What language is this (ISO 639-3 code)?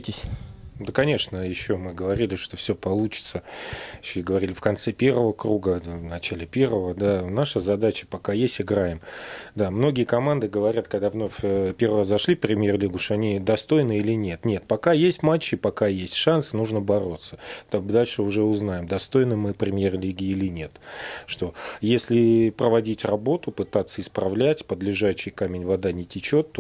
rus